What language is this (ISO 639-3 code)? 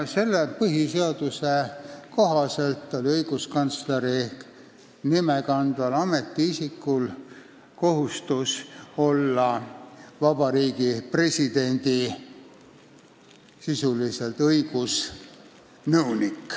est